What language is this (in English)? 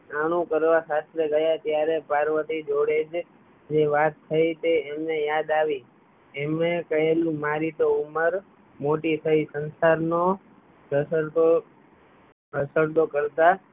Gujarati